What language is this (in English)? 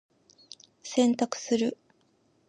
Japanese